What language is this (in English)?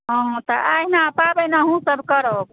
Maithili